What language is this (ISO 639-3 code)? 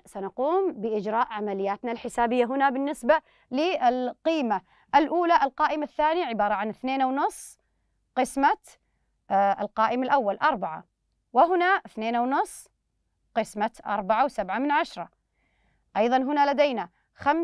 ara